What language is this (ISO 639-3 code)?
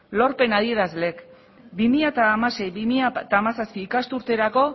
eus